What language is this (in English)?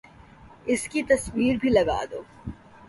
Urdu